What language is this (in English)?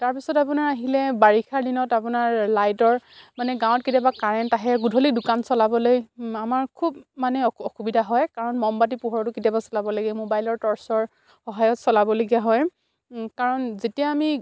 Assamese